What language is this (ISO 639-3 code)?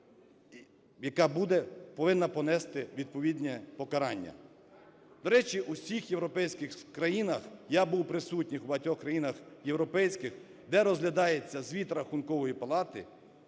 ukr